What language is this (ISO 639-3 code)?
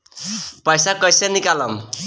bho